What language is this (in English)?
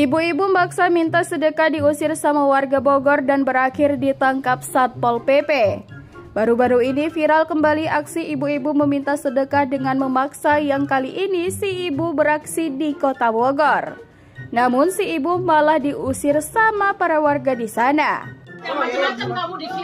Indonesian